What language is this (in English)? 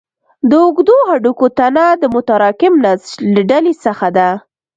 Pashto